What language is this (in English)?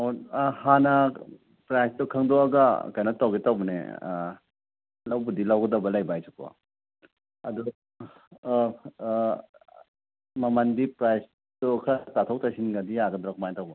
Manipuri